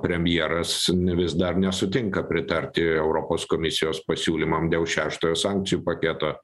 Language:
Lithuanian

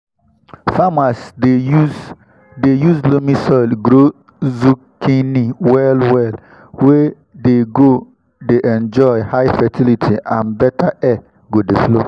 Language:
Nigerian Pidgin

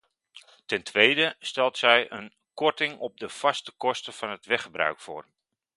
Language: Dutch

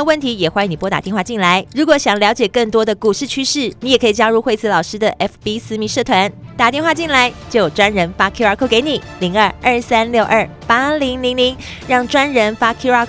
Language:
Chinese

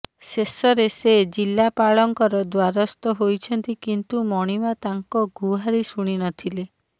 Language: Odia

